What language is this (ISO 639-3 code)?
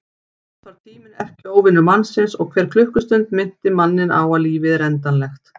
isl